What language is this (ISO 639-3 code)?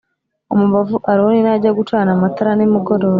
kin